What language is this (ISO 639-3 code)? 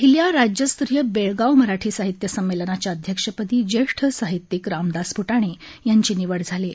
mar